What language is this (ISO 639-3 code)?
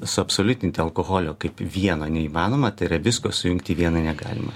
lit